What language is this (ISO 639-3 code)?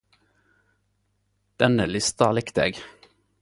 nno